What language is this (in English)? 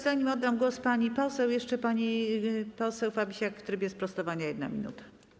Polish